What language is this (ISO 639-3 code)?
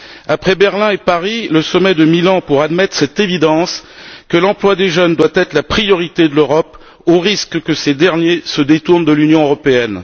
fra